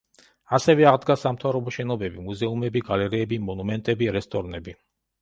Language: Georgian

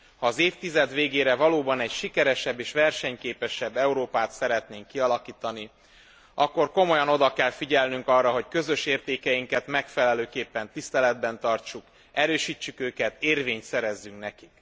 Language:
Hungarian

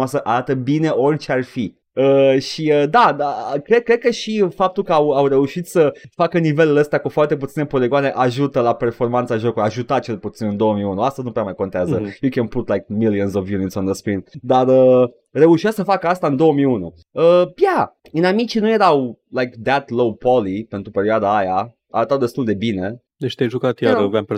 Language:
Romanian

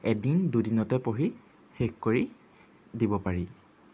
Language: Assamese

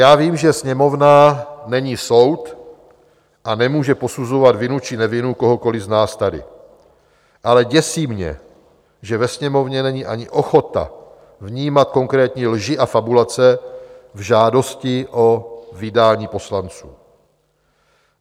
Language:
Czech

